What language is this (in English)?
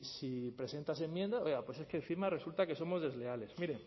Spanish